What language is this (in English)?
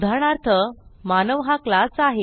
Marathi